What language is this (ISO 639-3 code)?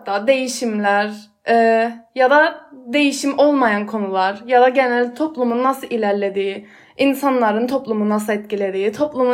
tur